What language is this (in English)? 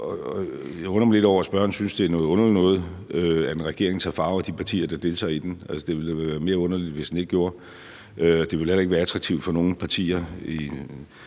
Danish